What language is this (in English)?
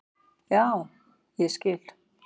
Icelandic